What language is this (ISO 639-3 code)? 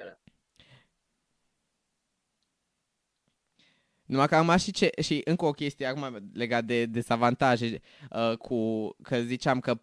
ron